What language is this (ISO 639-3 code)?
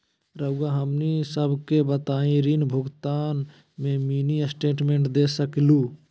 mag